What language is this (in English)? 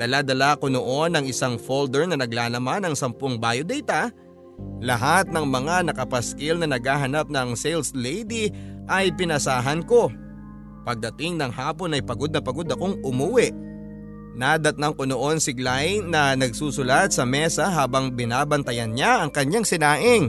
Filipino